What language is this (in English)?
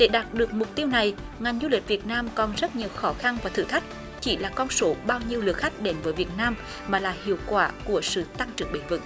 Vietnamese